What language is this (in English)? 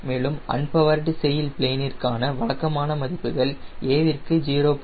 Tamil